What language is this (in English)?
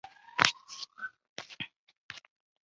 Chinese